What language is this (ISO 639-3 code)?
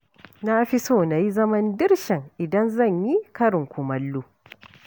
hau